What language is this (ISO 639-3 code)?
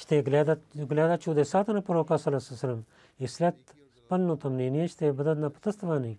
bul